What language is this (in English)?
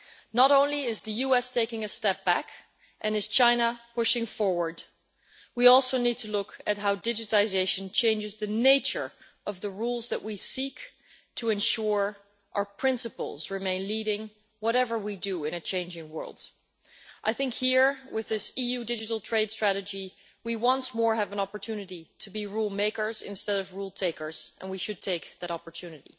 English